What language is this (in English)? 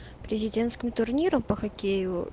Russian